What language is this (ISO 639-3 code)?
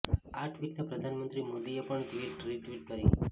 guj